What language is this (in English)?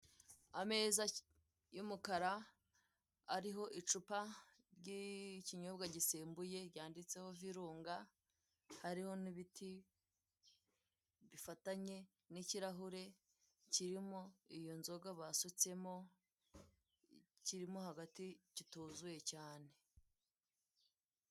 Kinyarwanda